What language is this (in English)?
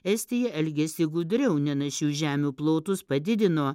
Lithuanian